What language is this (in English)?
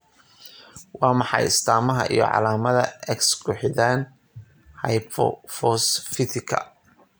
Somali